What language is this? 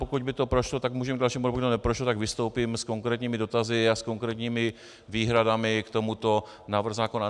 Czech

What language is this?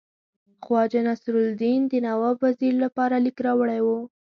Pashto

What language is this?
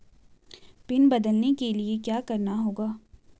Hindi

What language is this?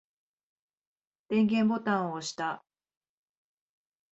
Japanese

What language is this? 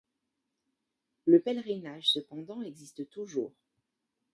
French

